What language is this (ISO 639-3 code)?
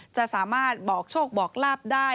tha